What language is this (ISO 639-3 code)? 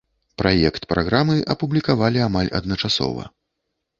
bel